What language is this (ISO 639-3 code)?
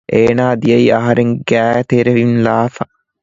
div